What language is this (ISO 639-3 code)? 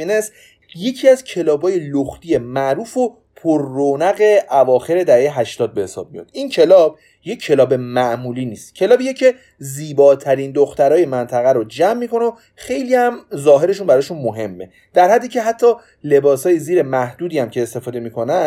fas